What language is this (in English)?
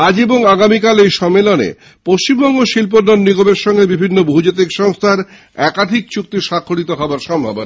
Bangla